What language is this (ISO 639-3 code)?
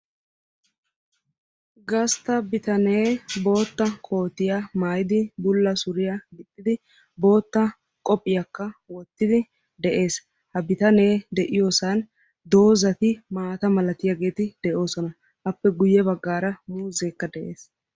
wal